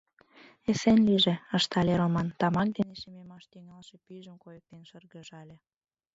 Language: Mari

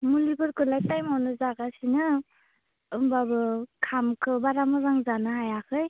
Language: Bodo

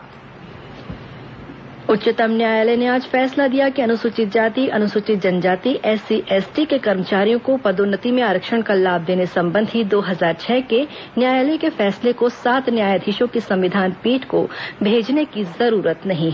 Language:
Hindi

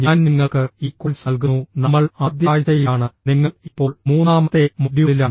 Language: Malayalam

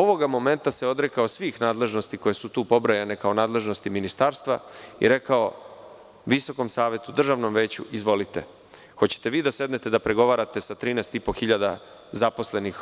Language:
Serbian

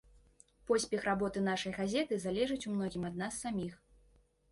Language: Belarusian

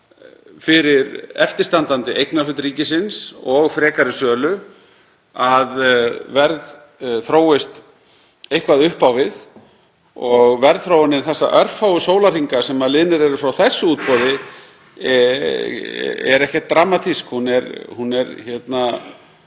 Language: Icelandic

